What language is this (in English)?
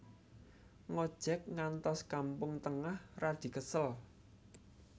Javanese